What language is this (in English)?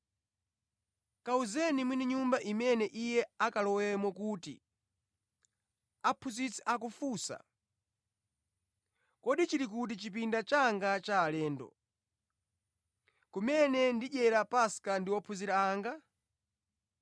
Nyanja